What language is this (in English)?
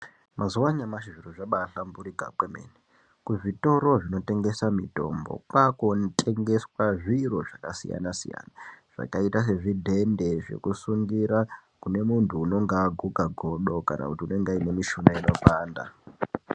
Ndau